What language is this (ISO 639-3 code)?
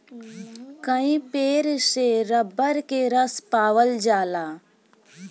bho